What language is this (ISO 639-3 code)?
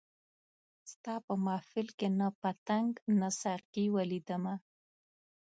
pus